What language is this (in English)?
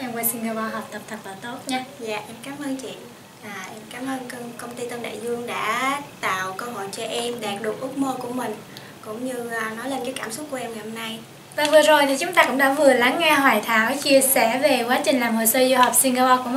Vietnamese